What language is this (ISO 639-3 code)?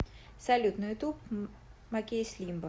rus